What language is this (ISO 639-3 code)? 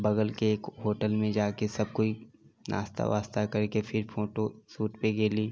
mai